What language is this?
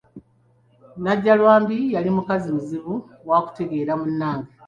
Ganda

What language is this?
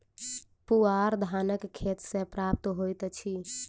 Maithili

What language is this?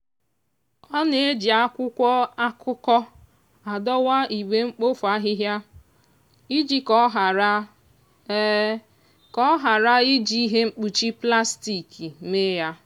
Igbo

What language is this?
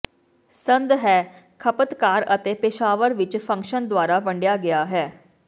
Punjabi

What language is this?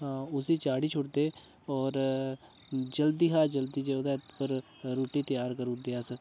Dogri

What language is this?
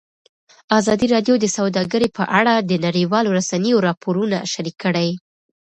Pashto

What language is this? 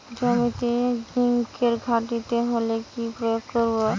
Bangla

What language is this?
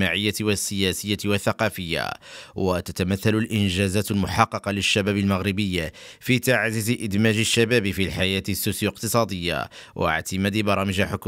Arabic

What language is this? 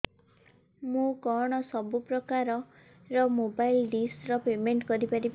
Odia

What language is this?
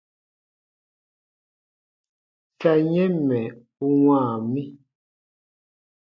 Baatonum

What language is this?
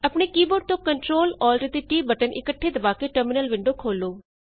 Punjabi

